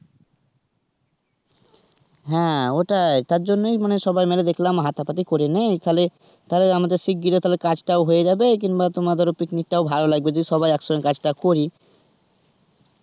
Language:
Bangla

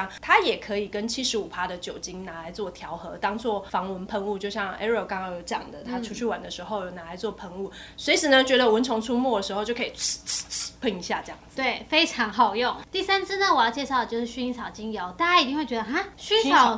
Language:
Chinese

